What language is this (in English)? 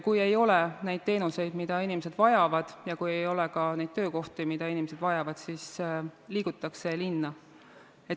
Estonian